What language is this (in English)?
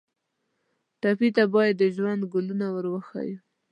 Pashto